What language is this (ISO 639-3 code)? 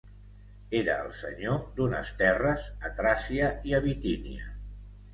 cat